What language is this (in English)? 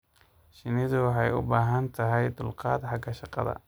Somali